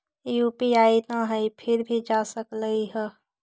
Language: Magahi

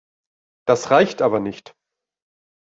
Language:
German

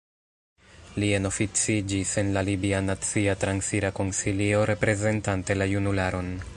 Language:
Esperanto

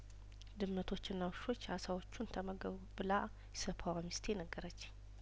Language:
Amharic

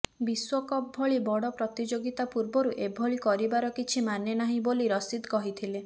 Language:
Odia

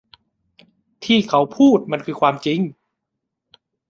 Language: Thai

